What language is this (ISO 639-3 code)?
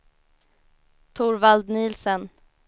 swe